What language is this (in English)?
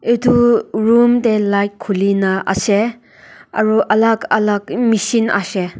Naga Pidgin